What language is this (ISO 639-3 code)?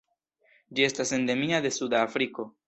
epo